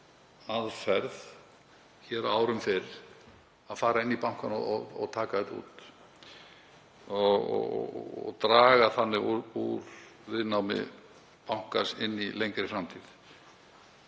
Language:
Icelandic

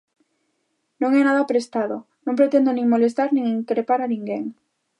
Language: Galician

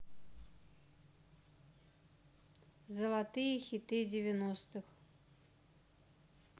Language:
Russian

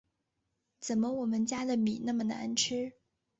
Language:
Chinese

